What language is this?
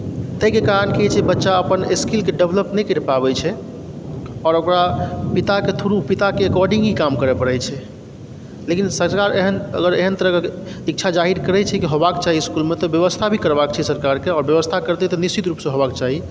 Maithili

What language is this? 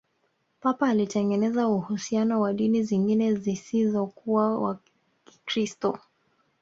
Swahili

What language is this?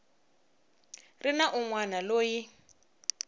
Tsonga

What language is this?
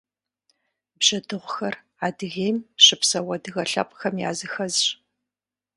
Kabardian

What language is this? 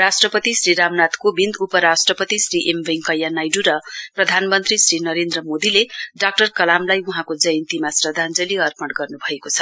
Nepali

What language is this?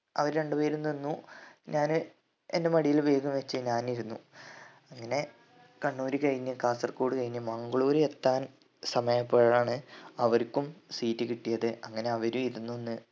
Malayalam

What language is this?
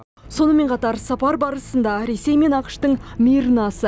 Kazakh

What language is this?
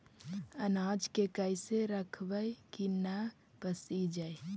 Magahi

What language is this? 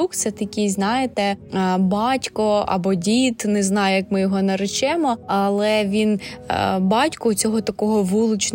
Ukrainian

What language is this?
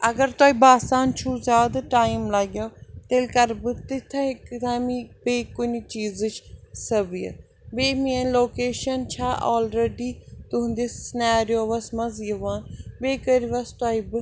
Kashmiri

